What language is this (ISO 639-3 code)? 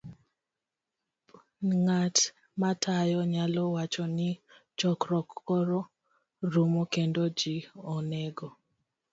luo